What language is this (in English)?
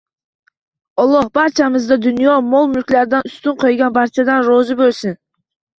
Uzbek